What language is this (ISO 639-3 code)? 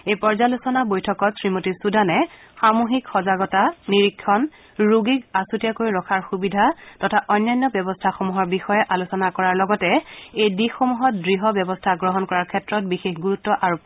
asm